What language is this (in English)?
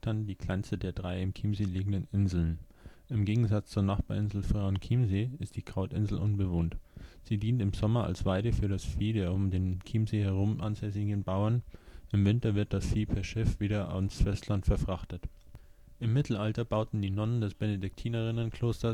German